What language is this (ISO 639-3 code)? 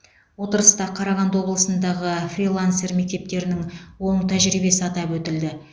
kaz